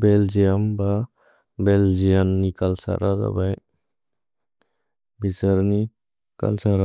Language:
Bodo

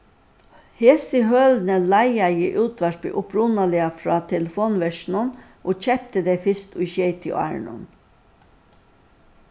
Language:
Faroese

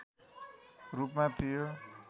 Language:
Nepali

